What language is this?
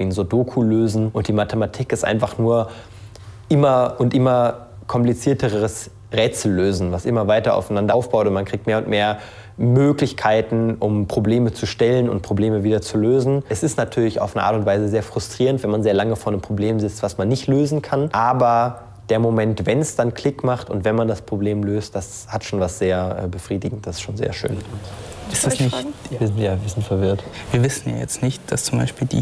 German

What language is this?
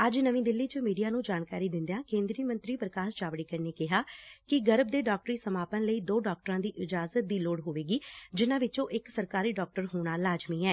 Punjabi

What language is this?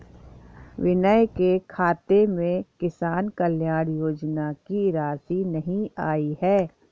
Hindi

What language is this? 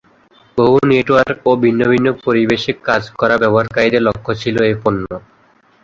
Bangla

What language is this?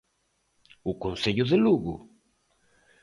Galician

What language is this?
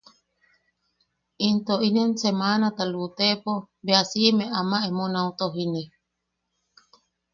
Yaqui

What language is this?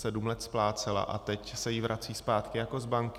Czech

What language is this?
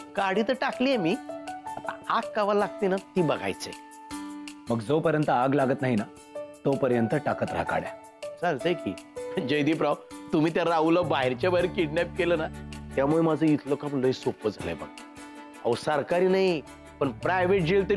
Marathi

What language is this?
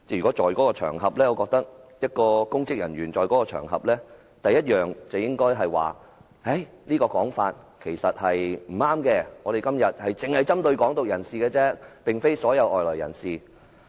Cantonese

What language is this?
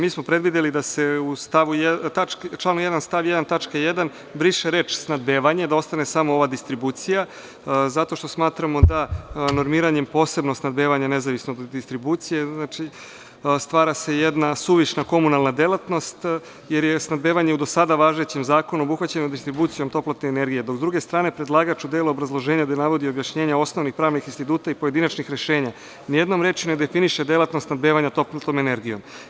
Serbian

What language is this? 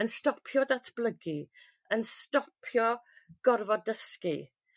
Welsh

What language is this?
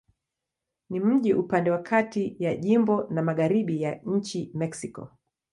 Swahili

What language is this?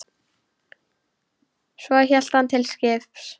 Icelandic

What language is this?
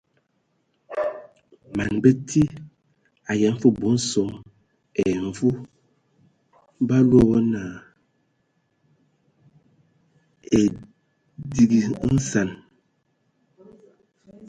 Ewondo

